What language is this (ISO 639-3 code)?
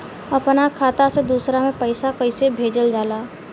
bho